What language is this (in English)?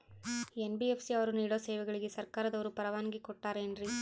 Kannada